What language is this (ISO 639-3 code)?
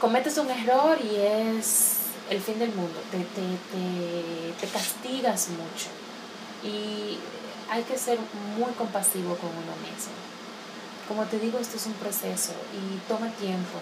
spa